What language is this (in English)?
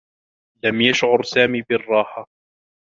Arabic